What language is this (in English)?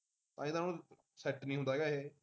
Punjabi